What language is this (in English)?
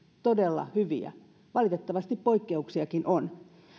Finnish